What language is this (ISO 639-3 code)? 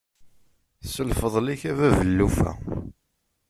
kab